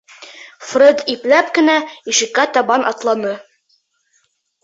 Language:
Bashkir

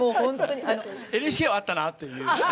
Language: Japanese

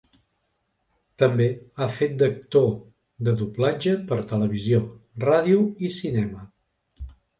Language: Catalan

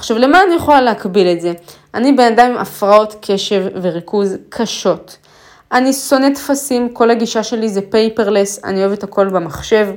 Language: Hebrew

